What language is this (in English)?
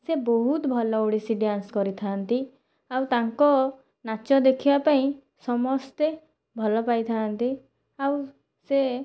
Odia